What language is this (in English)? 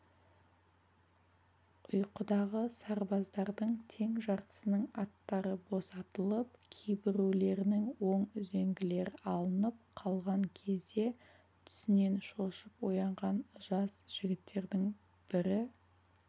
Kazakh